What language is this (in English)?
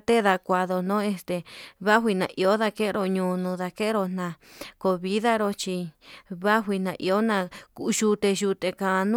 Yutanduchi Mixtec